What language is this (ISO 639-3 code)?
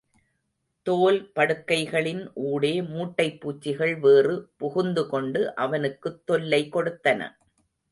tam